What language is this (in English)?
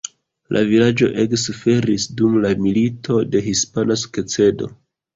Esperanto